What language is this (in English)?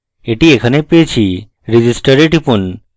Bangla